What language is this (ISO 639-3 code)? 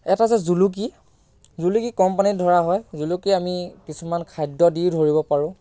asm